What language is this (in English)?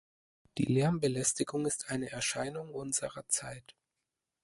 German